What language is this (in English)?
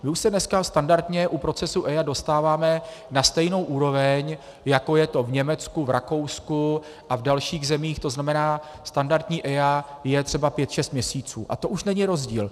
Czech